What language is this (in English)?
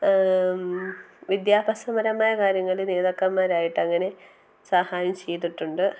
Malayalam